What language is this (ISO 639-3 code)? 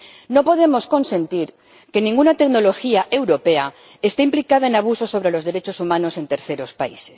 spa